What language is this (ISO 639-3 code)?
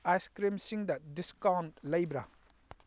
mni